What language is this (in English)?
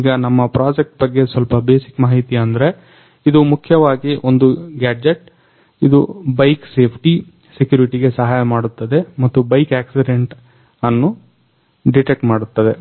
Kannada